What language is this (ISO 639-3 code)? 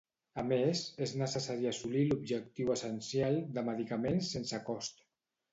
cat